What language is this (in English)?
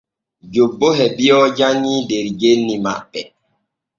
Borgu Fulfulde